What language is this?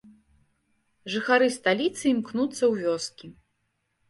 Belarusian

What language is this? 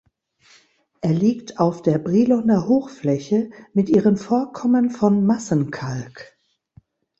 German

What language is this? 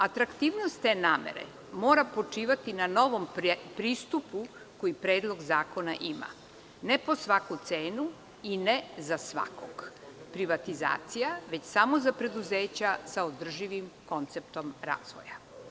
Serbian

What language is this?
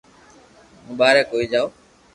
Loarki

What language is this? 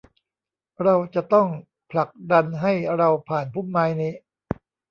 Thai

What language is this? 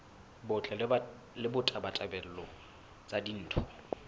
Southern Sotho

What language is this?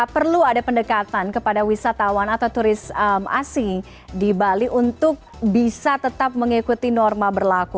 Indonesian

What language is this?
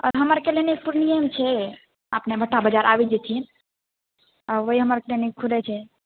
Maithili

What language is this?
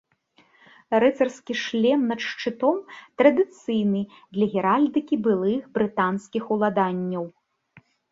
Belarusian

